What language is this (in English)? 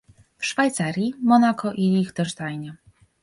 Polish